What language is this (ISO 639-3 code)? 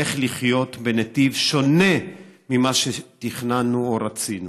heb